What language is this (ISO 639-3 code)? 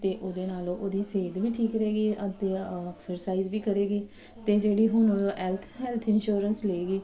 pan